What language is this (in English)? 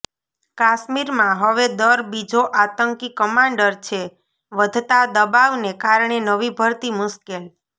Gujarati